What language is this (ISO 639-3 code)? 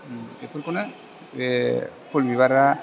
brx